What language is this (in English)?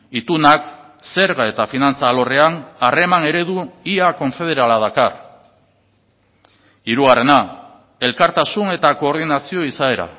Basque